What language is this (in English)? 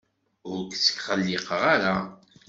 Kabyle